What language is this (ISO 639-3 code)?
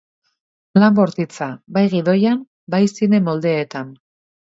eus